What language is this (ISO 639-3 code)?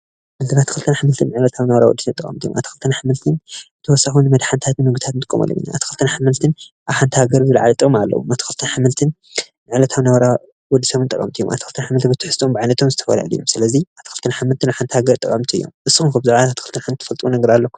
tir